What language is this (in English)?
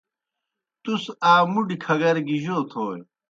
Kohistani Shina